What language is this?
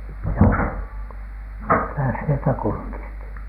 Finnish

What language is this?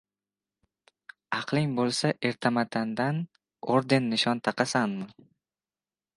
Uzbek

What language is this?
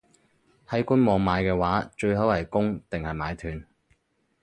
Cantonese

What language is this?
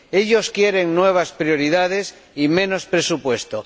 Spanish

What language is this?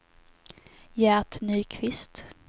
Swedish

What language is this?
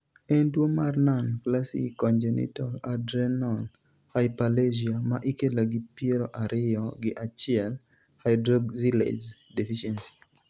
Luo (Kenya and Tanzania)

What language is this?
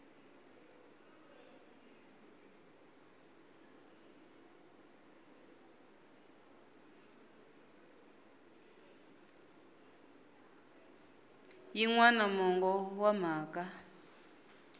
Tsonga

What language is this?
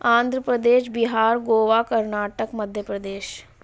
Urdu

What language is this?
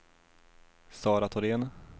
Swedish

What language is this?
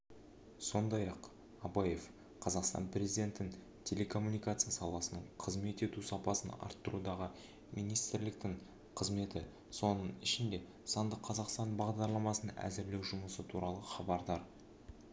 Kazakh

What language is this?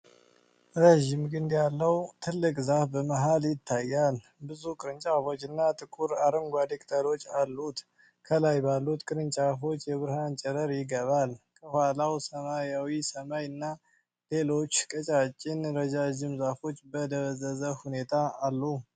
Amharic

